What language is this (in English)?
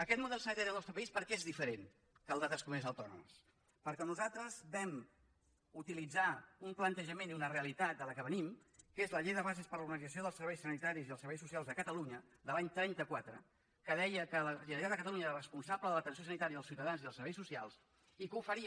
Catalan